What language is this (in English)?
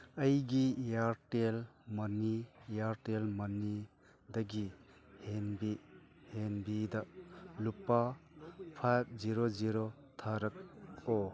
Manipuri